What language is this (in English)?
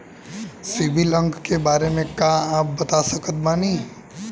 Bhojpuri